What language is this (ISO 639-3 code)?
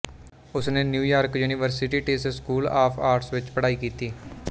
pan